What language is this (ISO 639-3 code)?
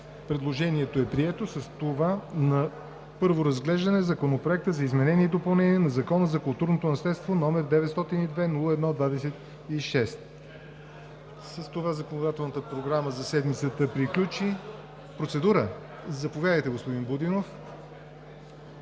bul